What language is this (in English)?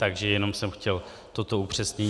Czech